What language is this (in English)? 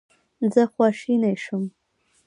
Pashto